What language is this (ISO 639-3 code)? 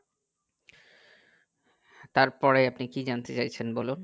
ben